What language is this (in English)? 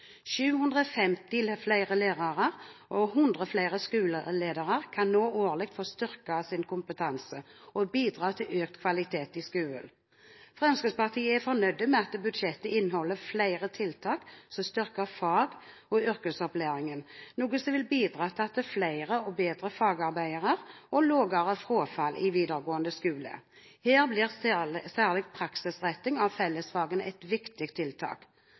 Norwegian Bokmål